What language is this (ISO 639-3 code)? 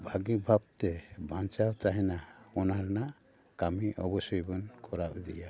sat